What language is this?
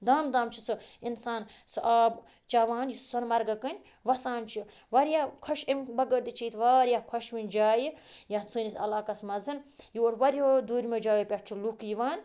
Kashmiri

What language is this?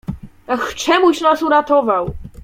Polish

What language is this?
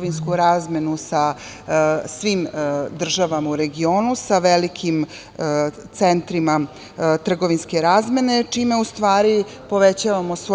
Serbian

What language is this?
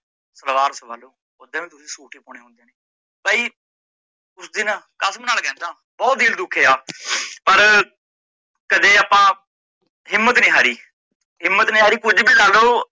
Punjabi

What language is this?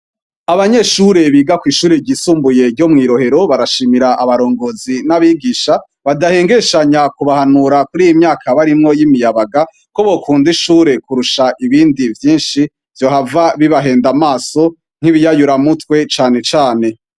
Rundi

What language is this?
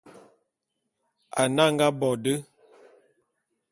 Bulu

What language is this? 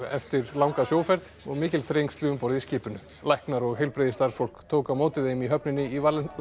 Icelandic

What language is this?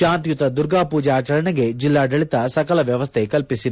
Kannada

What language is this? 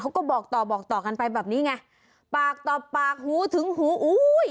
Thai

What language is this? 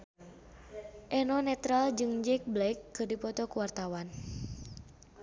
Sundanese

